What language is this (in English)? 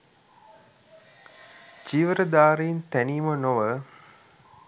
Sinhala